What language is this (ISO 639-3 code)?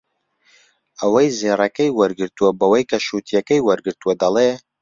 ckb